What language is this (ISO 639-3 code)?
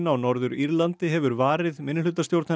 isl